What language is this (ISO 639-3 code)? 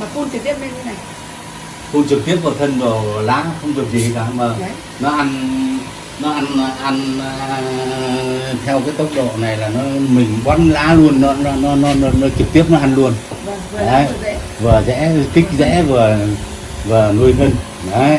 vie